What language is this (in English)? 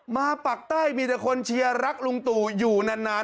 Thai